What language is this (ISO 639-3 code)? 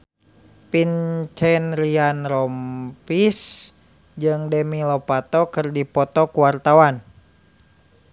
sun